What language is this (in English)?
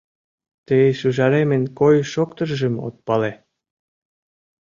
Mari